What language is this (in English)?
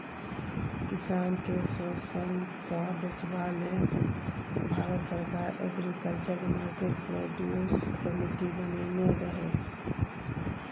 Maithili